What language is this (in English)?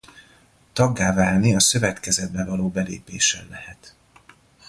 Hungarian